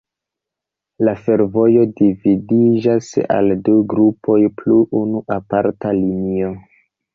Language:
Esperanto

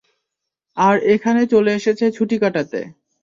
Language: Bangla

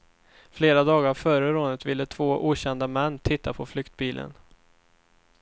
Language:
Swedish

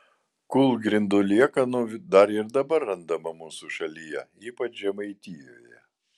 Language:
Lithuanian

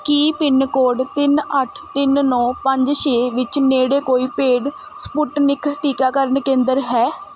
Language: Punjabi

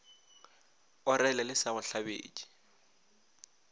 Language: Northern Sotho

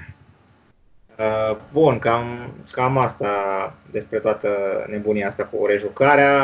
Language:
Romanian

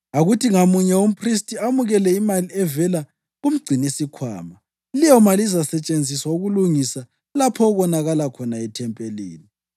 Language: North Ndebele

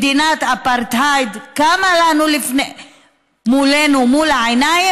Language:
Hebrew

